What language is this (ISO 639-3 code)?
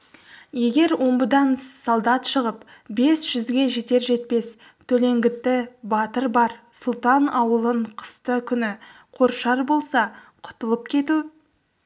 kaz